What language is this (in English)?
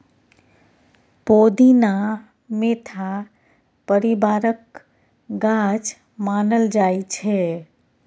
Maithili